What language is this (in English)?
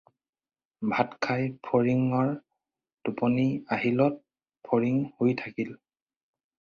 Assamese